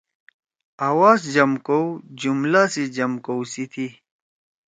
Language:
Torwali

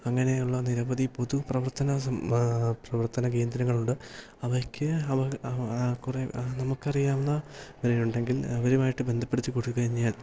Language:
Malayalam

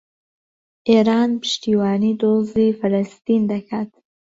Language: Central Kurdish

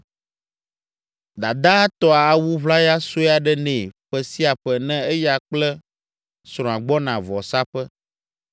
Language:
Ewe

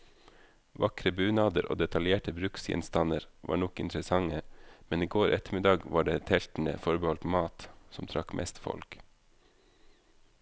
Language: Norwegian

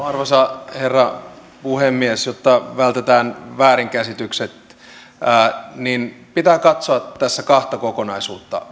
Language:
Finnish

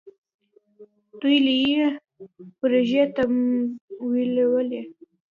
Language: Pashto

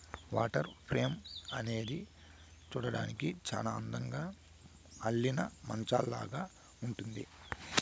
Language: Telugu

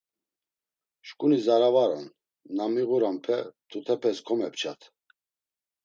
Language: Laz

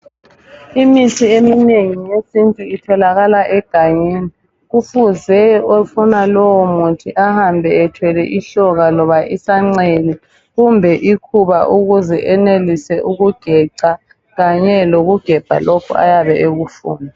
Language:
North Ndebele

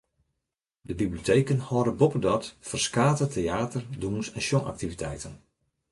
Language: Western Frisian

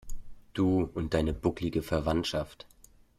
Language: German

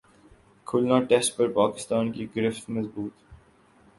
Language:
Urdu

